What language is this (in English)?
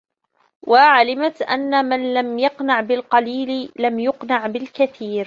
Arabic